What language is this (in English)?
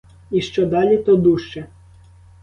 Ukrainian